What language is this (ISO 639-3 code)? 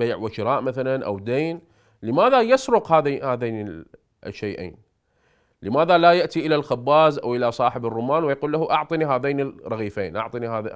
ara